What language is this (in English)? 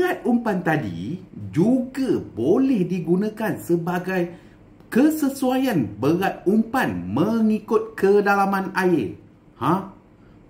Malay